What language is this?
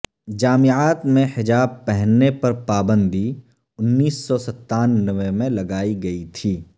Urdu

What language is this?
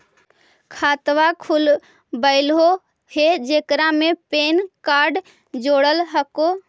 Magahi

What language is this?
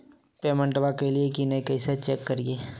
Magahi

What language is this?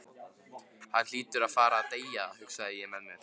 Icelandic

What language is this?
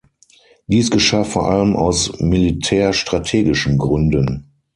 German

